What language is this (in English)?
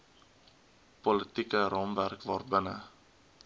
Afrikaans